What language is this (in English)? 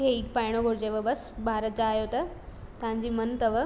Sindhi